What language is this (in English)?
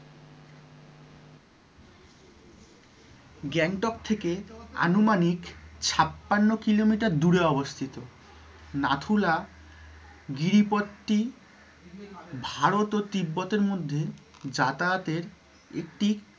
Bangla